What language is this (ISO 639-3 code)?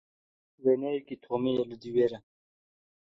kur